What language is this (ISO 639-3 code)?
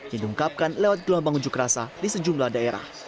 ind